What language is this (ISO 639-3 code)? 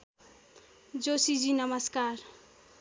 nep